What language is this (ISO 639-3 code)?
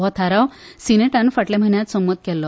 kok